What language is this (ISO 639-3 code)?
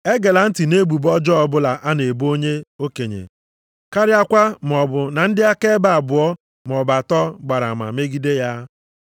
ibo